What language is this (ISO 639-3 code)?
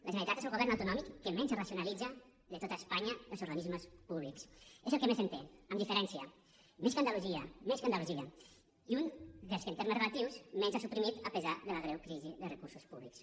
cat